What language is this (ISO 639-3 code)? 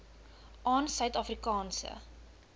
afr